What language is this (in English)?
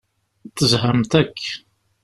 Kabyle